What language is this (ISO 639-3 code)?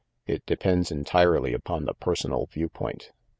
eng